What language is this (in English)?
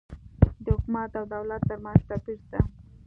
Pashto